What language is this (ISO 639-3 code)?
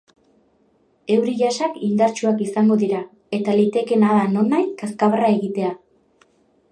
eus